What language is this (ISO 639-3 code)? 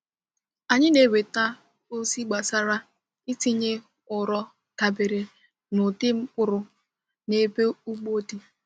ibo